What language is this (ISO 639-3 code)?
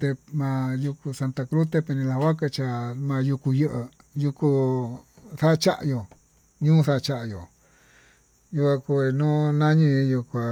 mtu